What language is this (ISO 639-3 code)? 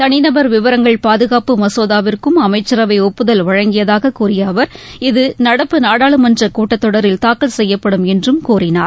tam